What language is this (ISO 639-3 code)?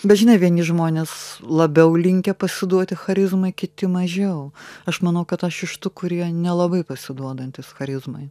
lit